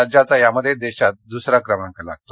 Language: Marathi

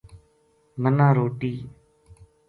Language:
Gujari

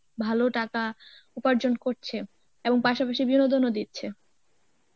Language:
Bangla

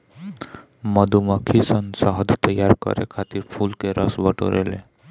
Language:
Bhojpuri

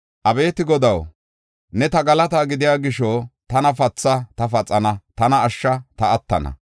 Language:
Gofa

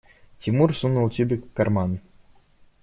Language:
Russian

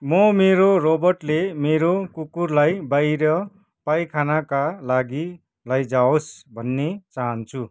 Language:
Nepali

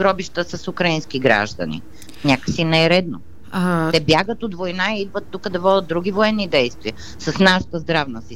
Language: Bulgarian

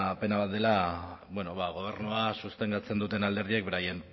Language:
Basque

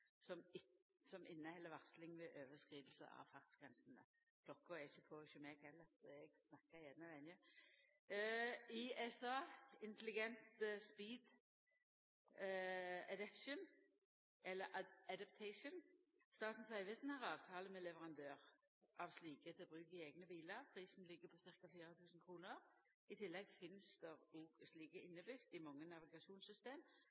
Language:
Norwegian Nynorsk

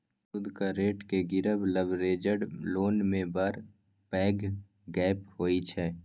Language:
Maithili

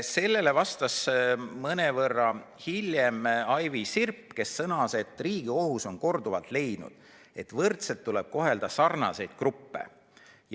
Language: Estonian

